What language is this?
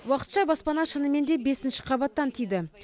Kazakh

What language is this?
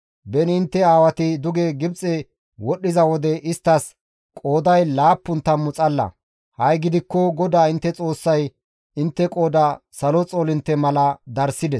Gamo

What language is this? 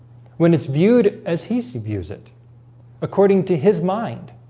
English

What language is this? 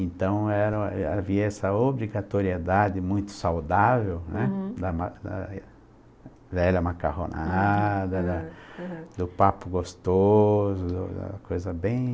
Portuguese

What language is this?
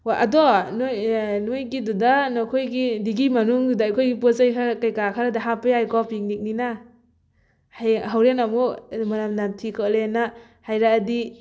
Manipuri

